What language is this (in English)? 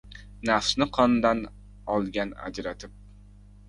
Uzbek